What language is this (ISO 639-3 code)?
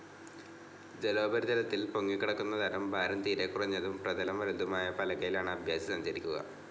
mal